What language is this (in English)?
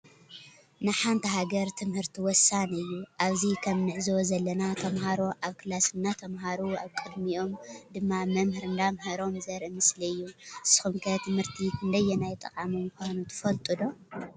Tigrinya